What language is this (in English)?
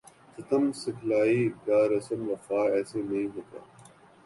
Urdu